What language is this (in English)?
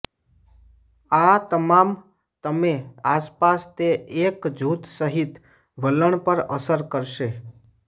Gujarati